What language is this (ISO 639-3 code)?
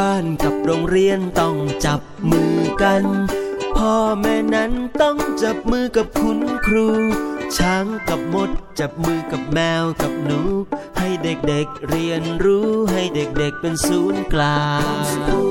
tha